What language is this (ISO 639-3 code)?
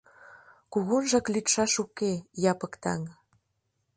chm